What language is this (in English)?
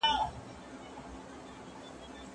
Pashto